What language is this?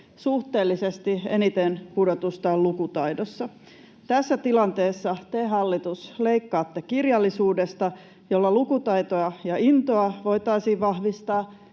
Finnish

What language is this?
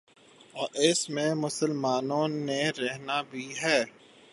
Urdu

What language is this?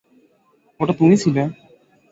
Bangla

